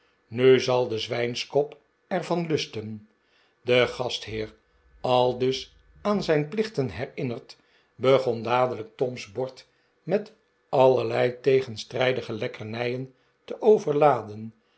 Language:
Dutch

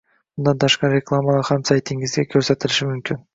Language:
Uzbek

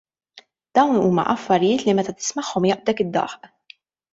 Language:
Maltese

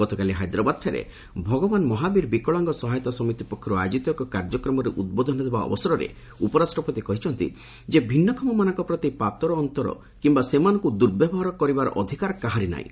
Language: Odia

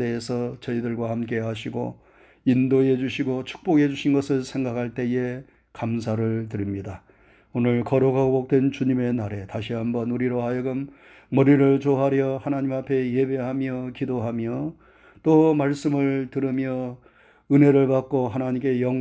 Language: Korean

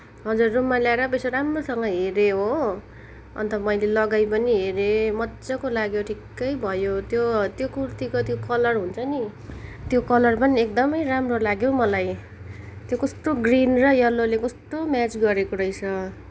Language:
Nepali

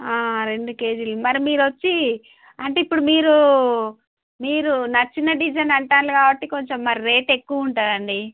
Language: Telugu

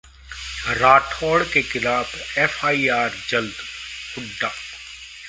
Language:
Hindi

